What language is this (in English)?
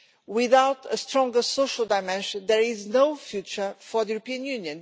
English